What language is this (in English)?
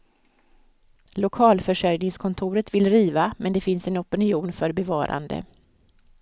Swedish